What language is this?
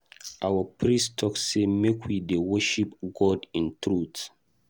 Nigerian Pidgin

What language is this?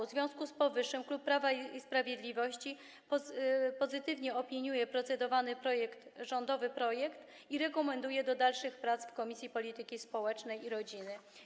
Polish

